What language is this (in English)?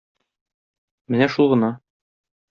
Tatar